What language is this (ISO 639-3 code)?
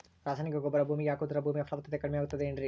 kan